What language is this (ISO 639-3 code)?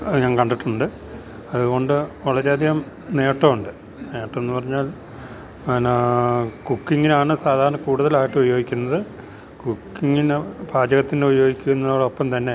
mal